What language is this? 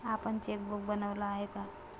Marathi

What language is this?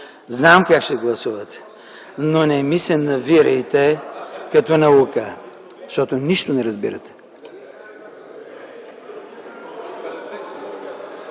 Bulgarian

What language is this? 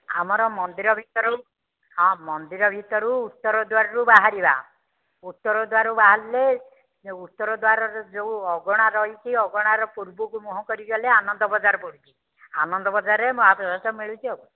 Odia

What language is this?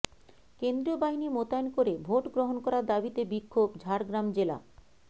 Bangla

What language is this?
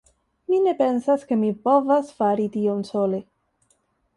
Esperanto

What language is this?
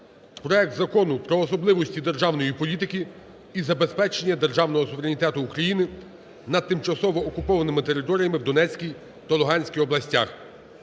Ukrainian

